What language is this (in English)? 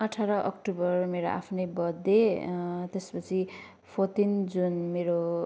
Nepali